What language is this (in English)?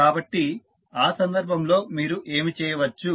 Telugu